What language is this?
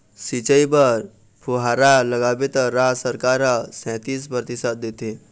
Chhattisgarhi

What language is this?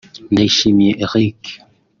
Kinyarwanda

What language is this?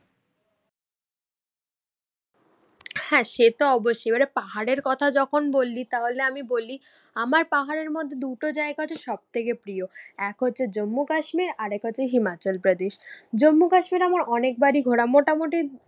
Bangla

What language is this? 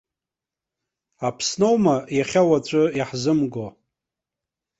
Abkhazian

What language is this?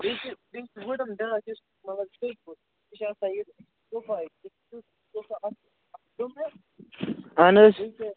Kashmiri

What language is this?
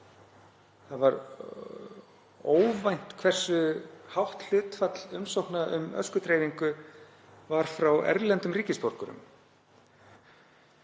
Icelandic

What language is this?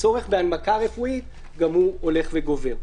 Hebrew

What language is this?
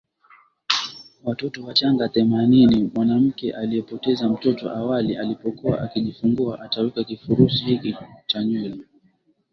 Swahili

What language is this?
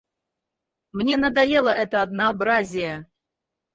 Russian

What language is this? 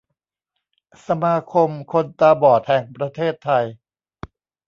Thai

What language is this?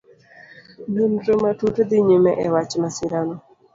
Luo (Kenya and Tanzania)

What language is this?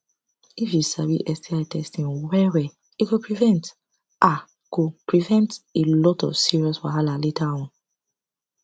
Nigerian Pidgin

